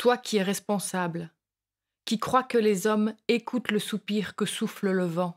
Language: French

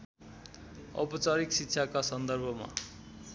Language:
Nepali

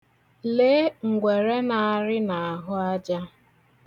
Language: Igbo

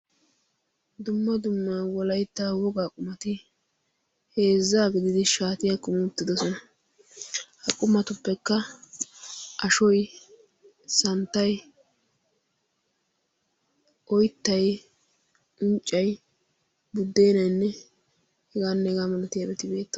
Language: Wolaytta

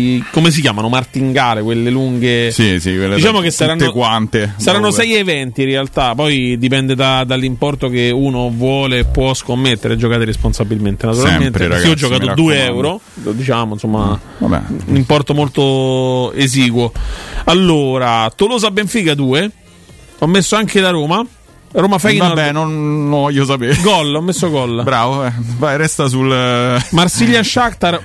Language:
Italian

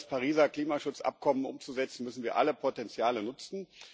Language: German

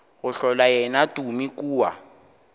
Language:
Northern Sotho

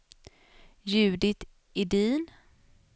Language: Swedish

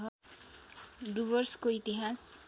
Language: Nepali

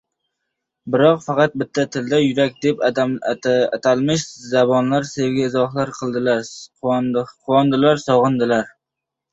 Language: Uzbek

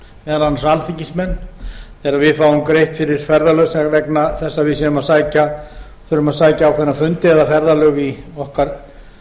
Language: Icelandic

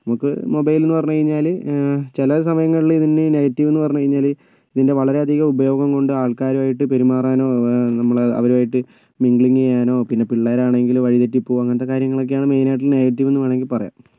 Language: Malayalam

